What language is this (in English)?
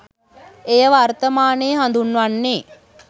Sinhala